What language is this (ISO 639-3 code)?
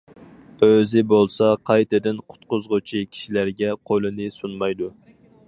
uig